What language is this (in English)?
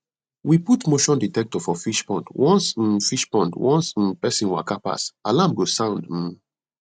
Nigerian Pidgin